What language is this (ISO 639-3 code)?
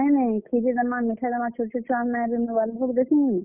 ori